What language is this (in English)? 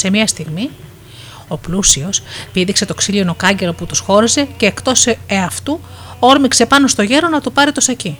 Greek